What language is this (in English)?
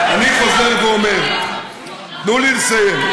Hebrew